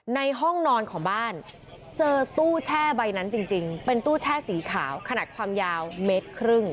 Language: Thai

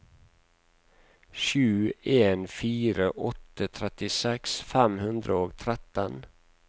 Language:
Norwegian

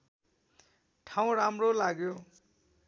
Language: Nepali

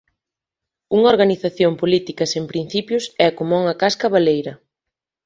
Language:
Galician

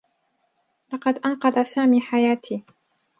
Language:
Arabic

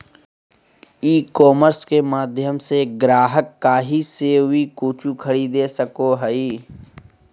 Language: Magahi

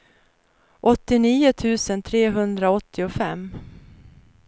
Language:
Swedish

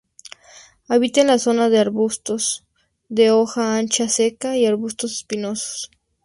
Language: Spanish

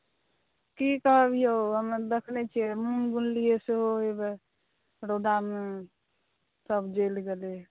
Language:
Maithili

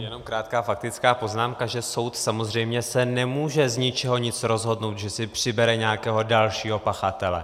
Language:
Czech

